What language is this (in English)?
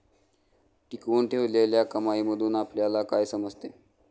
Marathi